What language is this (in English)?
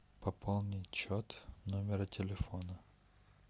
Russian